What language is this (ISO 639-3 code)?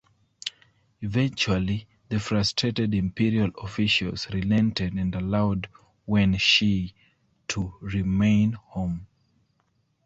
eng